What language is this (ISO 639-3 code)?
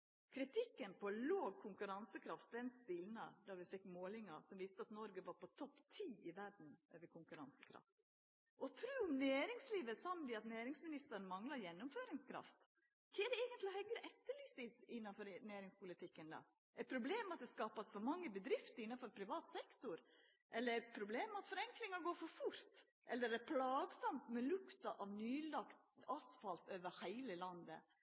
nno